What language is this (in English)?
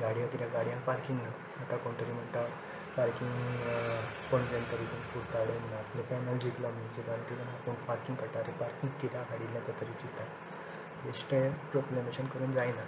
Marathi